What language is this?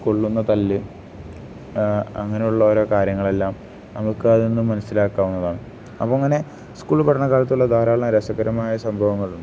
Malayalam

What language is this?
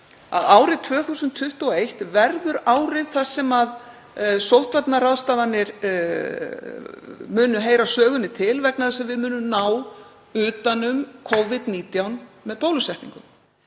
Icelandic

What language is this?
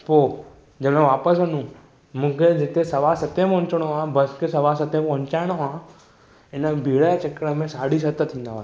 Sindhi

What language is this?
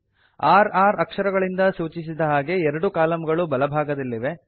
Kannada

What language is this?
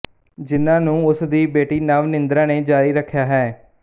Punjabi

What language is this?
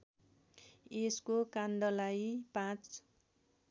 Nepali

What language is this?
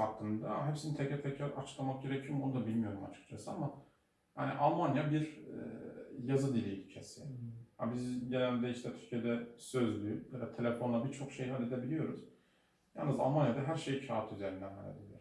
Turkish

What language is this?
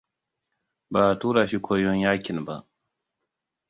Hausa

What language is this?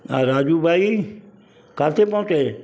Sindhi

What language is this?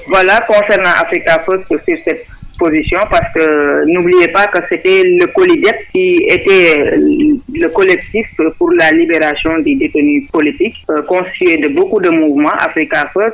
French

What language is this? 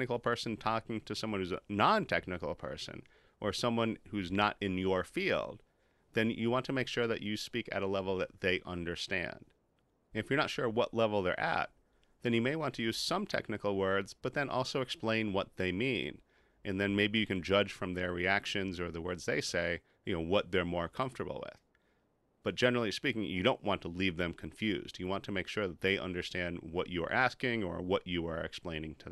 English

